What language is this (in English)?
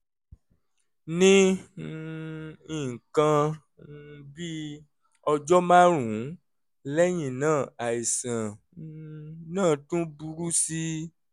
Yoruba